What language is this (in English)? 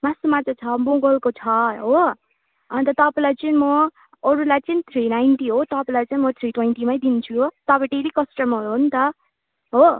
Nepali